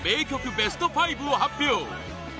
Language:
Japanese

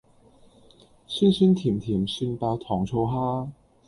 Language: Cantonese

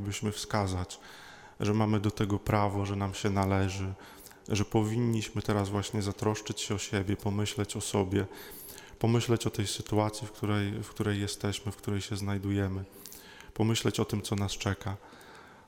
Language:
Polish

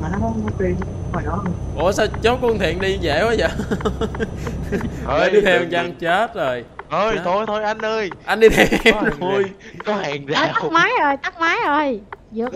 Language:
Vietnamese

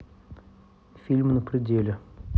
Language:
Russian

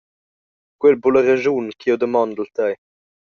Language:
Romansh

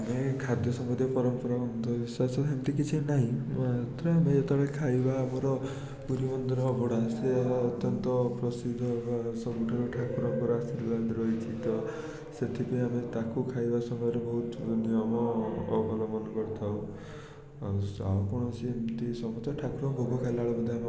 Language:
Odia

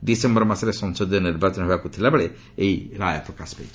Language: Odia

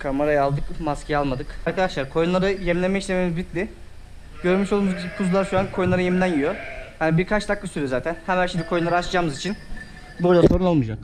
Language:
Turkish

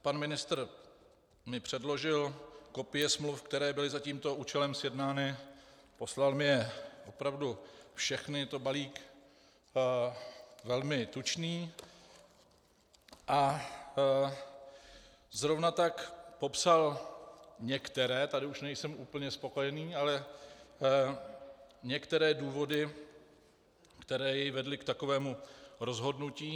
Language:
Czech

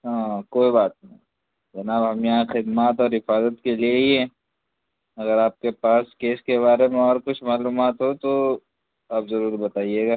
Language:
Urdu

